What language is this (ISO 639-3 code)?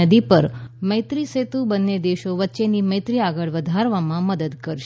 guj